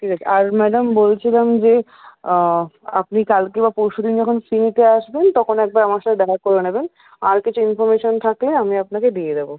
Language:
Bangla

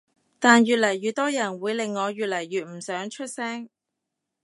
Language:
Cantonese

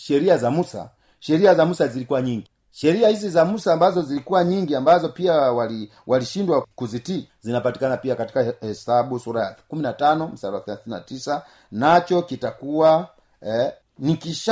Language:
Swahili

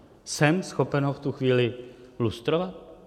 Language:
Czech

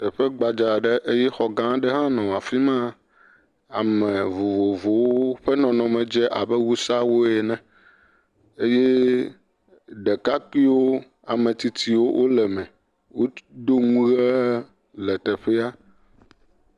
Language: Ewe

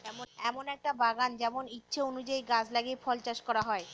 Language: Bangla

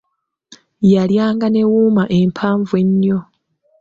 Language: Ganda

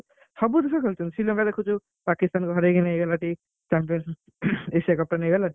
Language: Odia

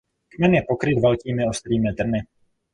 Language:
Czech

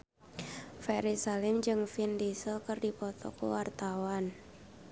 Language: Sundanese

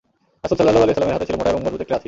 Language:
Bangla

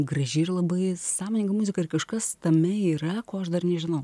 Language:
Lithuanian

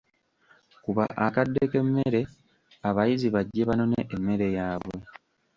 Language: Ganda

